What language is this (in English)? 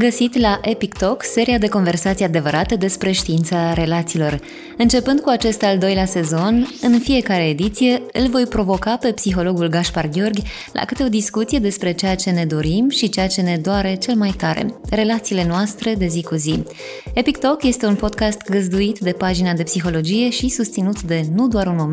Romanian